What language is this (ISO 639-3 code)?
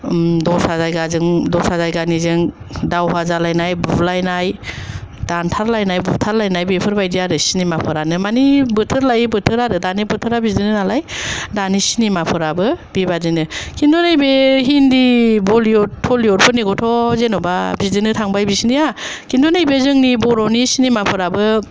brx